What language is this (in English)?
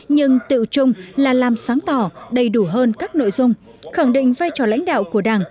Vietnamese